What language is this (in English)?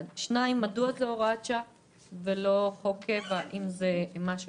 Hebrew